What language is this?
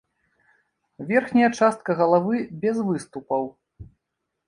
Belarusian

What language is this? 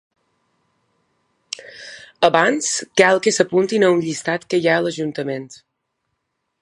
Catalan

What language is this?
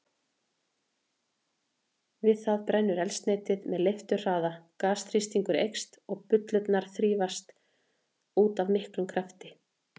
Icelandic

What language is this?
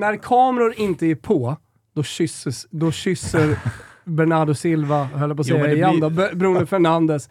Swedish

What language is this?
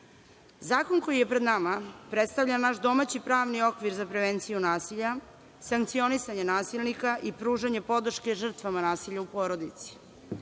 Serbian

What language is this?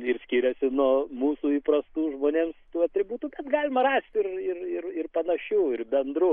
Lithuanian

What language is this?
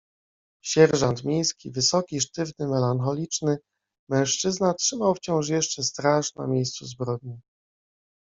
Polish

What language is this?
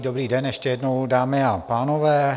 Czech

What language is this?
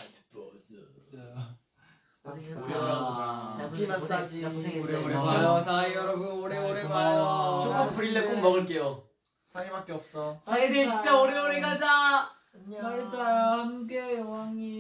Korean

